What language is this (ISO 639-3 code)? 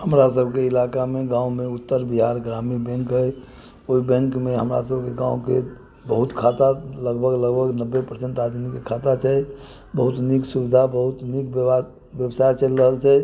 mai